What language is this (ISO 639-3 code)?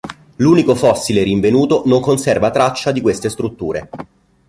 ita